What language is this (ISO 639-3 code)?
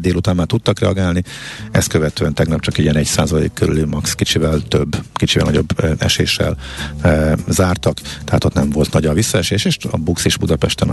hun